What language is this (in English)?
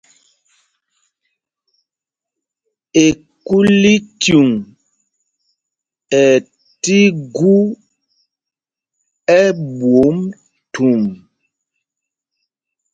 Mpumpong